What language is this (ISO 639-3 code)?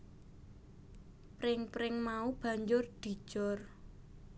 jav